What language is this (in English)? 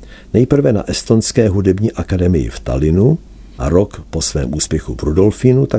Czech